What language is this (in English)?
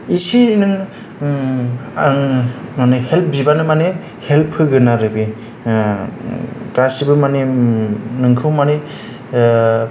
Bodo